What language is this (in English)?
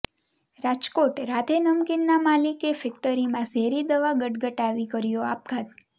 Gujarati